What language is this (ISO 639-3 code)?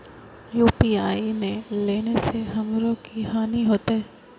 mai